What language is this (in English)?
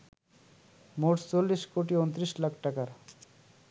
Bangla